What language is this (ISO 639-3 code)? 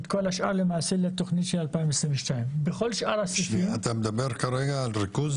heb